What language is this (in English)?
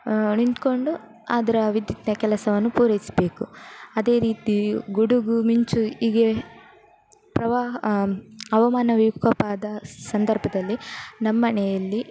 Kannada